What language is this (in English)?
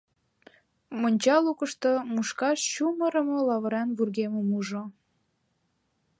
Mari